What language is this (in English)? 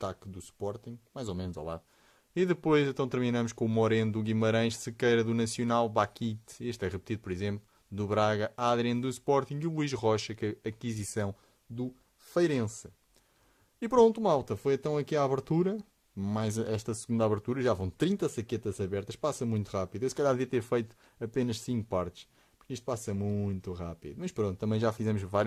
Portuguese